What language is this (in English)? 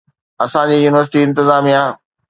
Sindhi